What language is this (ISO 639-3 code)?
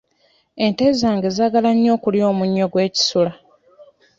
lug